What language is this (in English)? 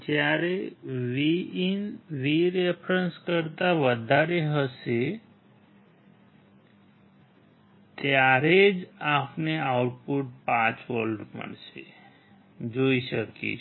Gujarati